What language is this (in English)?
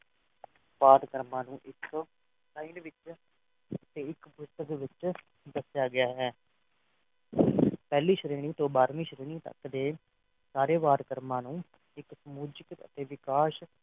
Punjabi